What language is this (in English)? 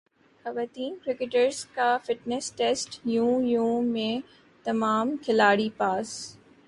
Urdu